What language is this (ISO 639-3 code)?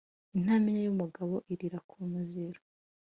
kin